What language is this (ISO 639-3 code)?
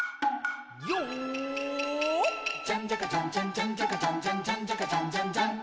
jpn